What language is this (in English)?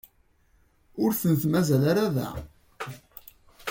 Kabyle